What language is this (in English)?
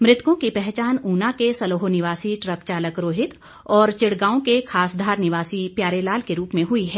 Hindi